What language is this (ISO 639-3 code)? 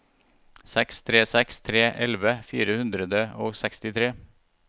nor